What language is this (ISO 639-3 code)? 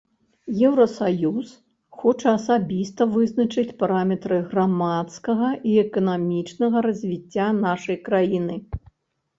bel